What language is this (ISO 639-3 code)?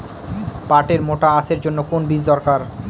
ben